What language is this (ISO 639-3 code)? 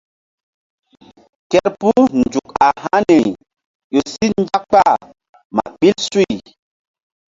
mdd